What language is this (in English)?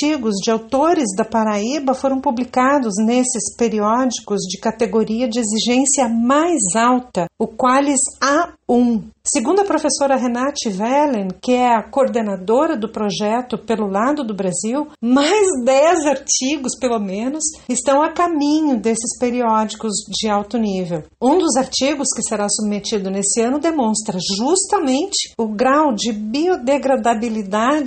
Portuguese